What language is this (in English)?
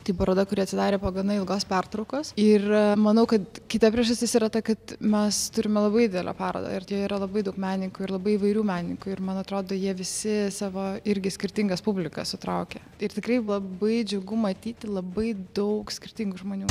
Lithuanian